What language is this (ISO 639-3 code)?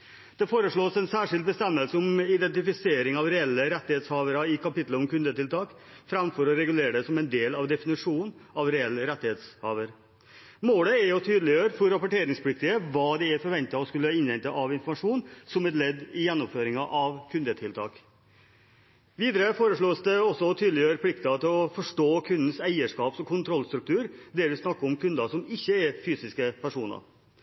nob